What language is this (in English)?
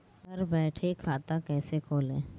Hindi